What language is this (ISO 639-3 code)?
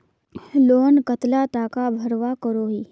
mag